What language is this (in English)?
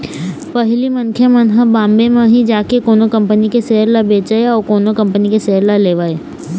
Chhattisgarhi